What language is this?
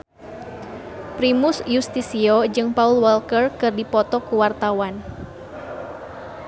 Sundanese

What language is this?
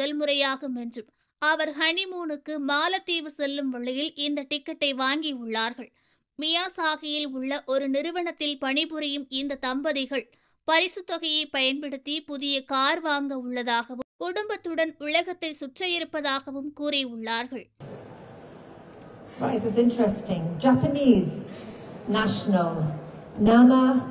Tamil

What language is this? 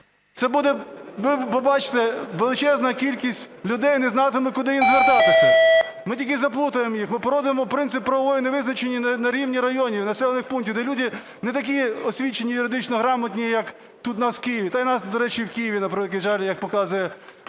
Ukrainian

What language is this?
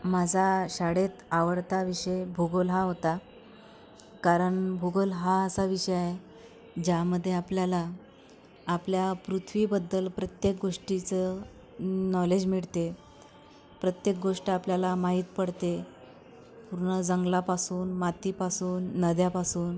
Marathi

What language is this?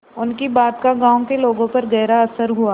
Hindi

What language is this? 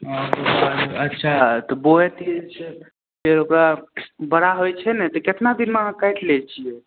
Maithili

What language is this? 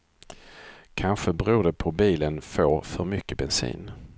Swedish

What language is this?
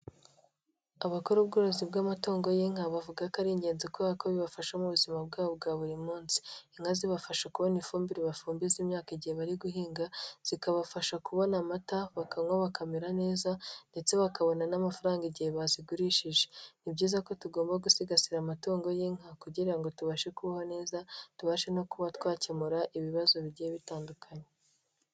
Kinyarwanda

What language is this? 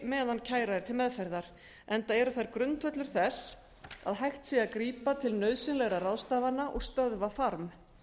Icelandic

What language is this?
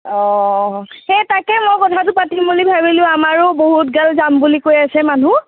Assamese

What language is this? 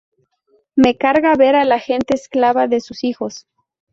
Spanish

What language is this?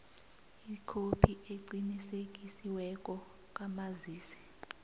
South Ndebele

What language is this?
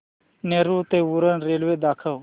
Marathi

